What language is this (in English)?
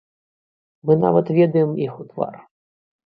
Belarusian